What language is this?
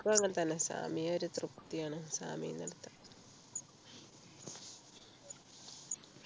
Malayalam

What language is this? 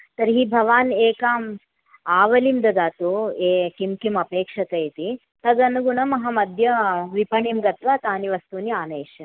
Sanskrit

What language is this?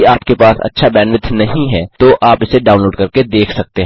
Hindi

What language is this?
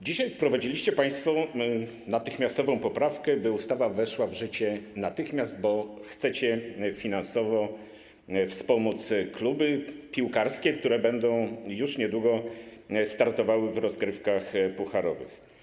Polish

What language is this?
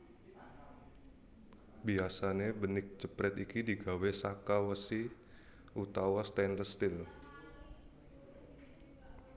Javanese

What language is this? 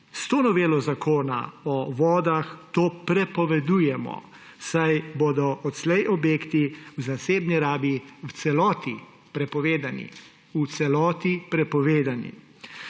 Slovenian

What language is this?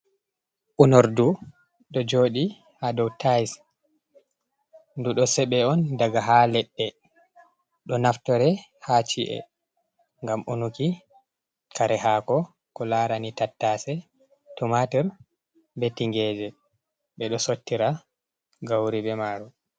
Fula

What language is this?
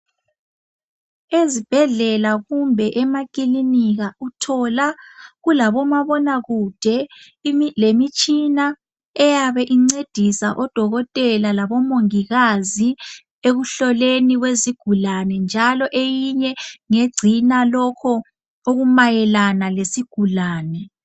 North Ndebele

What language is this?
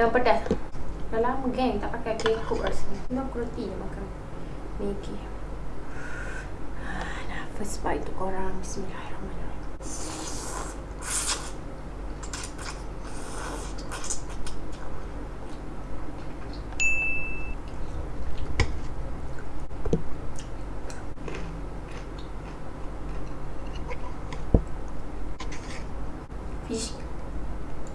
Malay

